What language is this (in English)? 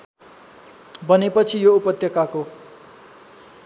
Nepali